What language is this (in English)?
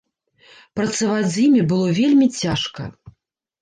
Belarusian